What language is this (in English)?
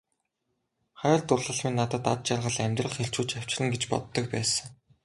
Mongolian